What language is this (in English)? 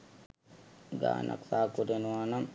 Sinhala